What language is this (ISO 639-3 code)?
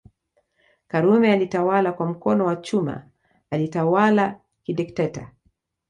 swa